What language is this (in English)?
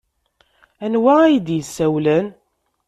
Kabyle